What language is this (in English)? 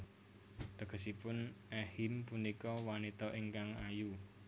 Javanese